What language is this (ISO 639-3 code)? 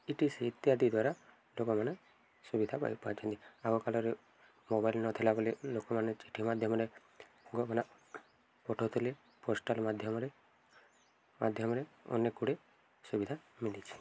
ori